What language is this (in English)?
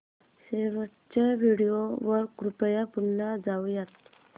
Marathi